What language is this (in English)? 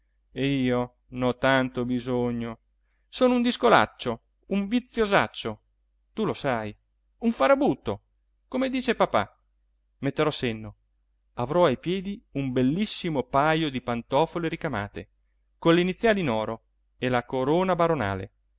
Italian